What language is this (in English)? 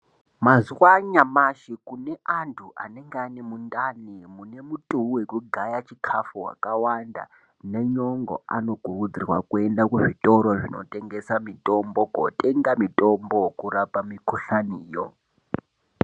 Ndau